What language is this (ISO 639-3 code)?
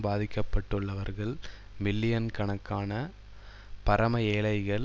tam